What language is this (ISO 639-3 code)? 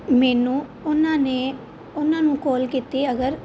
pan